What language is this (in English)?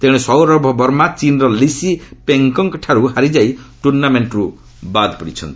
Odia